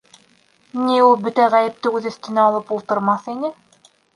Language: Bashkir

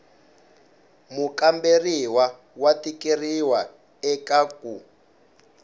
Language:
Tsonga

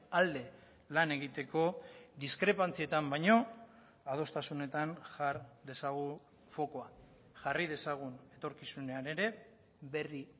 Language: Basque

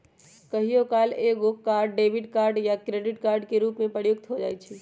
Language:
Magahi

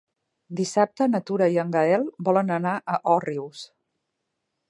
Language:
Catalan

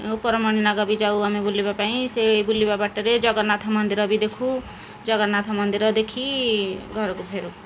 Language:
Odia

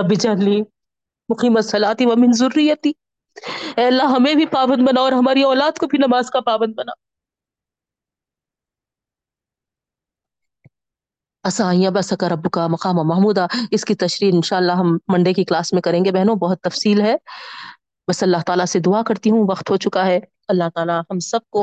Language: Urdu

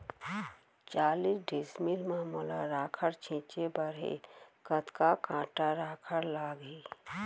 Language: Chhattisgarhi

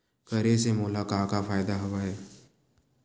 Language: Chhattisgarhi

